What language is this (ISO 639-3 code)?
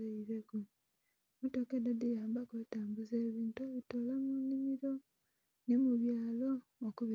xog